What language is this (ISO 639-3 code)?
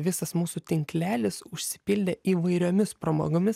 lit